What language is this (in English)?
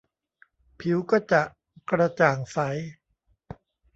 Thai